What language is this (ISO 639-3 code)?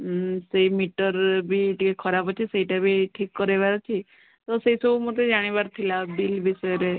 ori